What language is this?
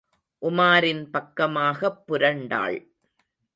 Tamil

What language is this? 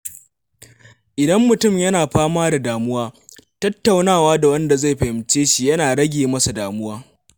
Hausa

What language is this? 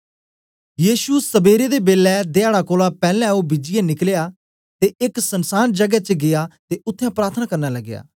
Dogri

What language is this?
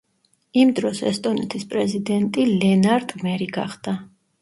Georgian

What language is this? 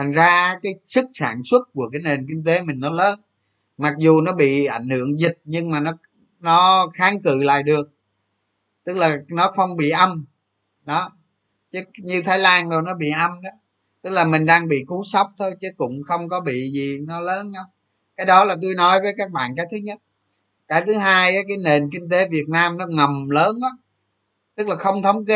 Vietnamese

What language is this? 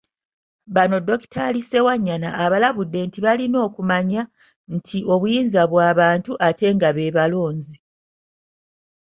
Ganda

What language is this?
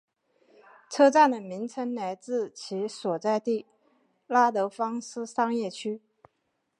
Chinese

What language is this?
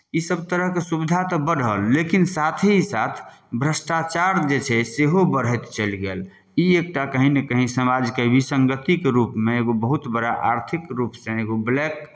Maithili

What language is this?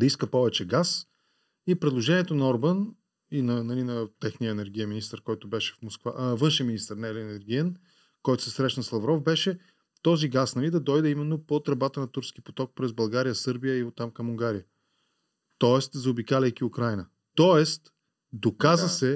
Bulgarian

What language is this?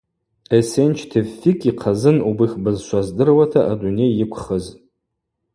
Abaza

